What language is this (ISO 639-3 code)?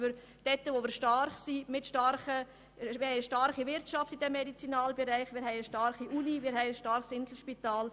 gsw